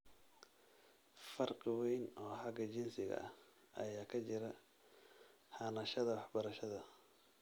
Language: Somali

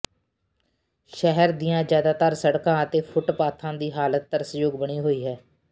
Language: Punjabi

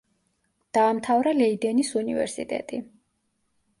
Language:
Georgian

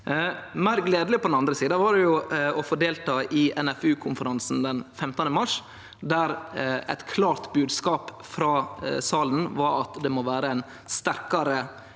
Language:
Norwegian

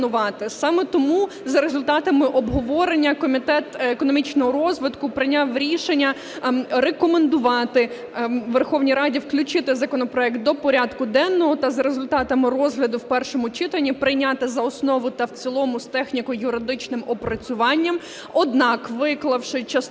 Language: Ukrainian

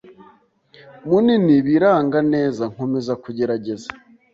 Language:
Kinyarwanda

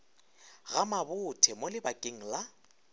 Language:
Northern Sotho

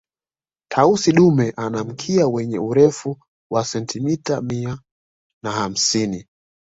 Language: Swahili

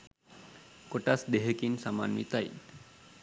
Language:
Sinhala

